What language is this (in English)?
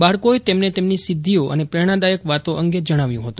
Gujarati